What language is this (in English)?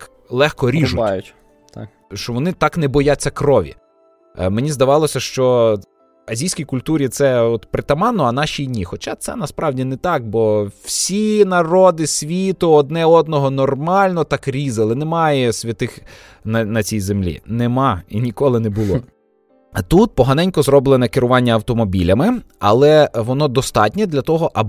Ukrainian